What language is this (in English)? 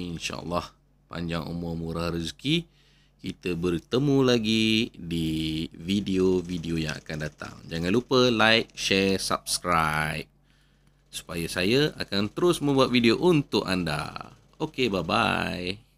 Malay